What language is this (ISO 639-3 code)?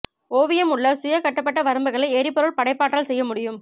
tam